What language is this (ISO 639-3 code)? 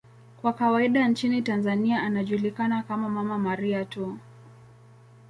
swa